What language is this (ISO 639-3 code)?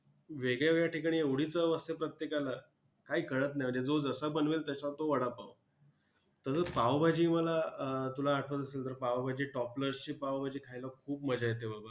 mar